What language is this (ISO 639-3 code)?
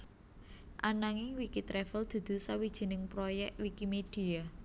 jav